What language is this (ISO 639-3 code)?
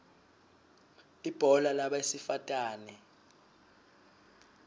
ssw